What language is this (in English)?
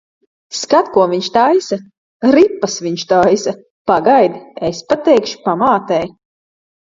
Latvian